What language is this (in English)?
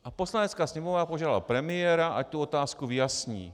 Czech